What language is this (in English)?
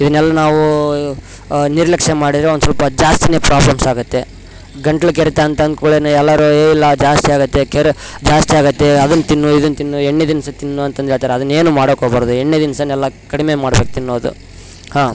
Kannada